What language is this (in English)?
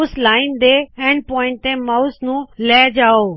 Punjabi